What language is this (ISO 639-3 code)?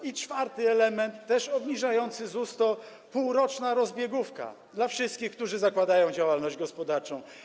pol